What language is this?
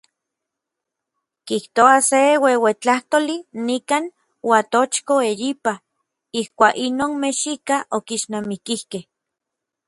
Orizaba Nahuatl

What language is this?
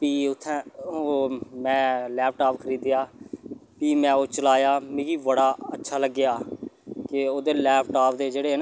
Dogri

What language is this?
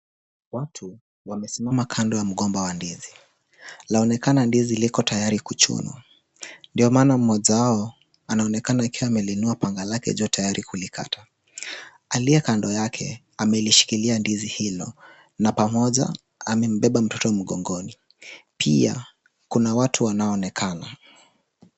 Swahili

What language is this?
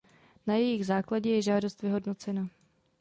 Czech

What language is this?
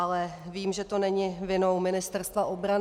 Czech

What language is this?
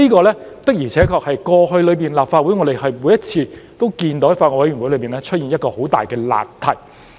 Cantonese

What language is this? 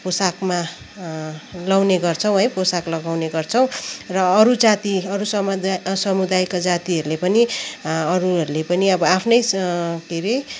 Nepali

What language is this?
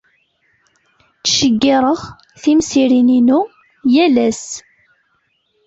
Kabyle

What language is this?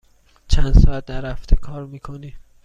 Persian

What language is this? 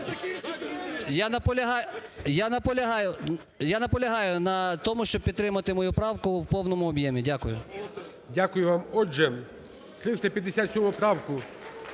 Ukrainian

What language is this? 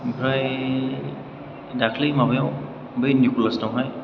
Bodo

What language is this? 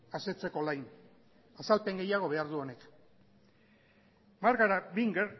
Basque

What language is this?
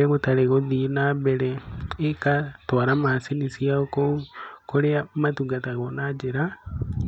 Kikuyu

